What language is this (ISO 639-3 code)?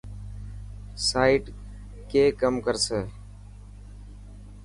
mki